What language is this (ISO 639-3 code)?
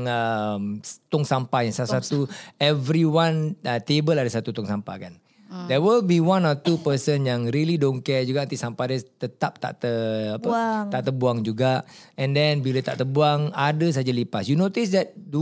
msa